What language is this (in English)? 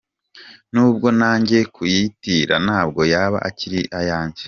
Kinyarwanda